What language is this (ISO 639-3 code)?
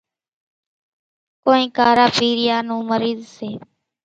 gjk